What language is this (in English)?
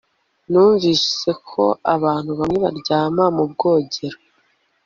Kinyarwanda